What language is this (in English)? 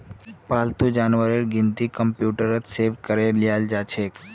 Magahi